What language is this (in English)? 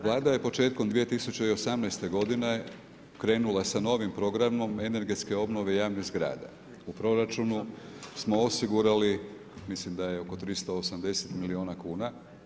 Croatian